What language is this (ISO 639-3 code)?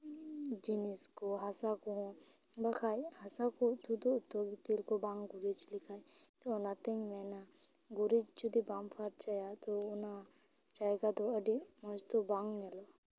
sat